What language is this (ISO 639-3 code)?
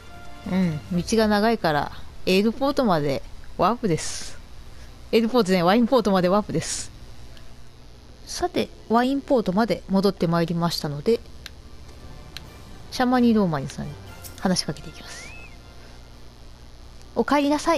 jpn